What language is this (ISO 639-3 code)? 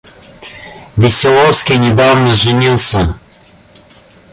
rus